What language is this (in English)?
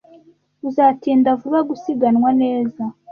Kinyarwanda